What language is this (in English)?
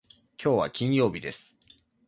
Japanese